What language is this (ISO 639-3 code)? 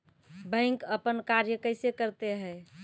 mai